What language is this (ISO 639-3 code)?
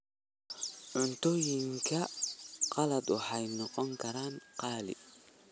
som